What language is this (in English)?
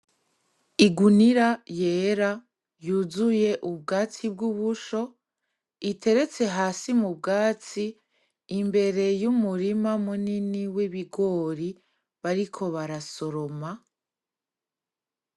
Rundi